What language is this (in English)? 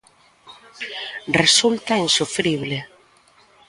Galician